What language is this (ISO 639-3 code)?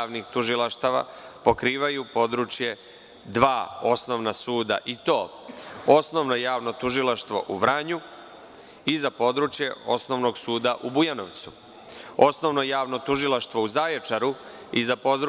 srp